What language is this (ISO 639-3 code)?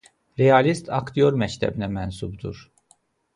aze